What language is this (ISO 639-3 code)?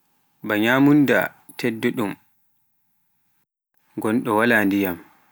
fuf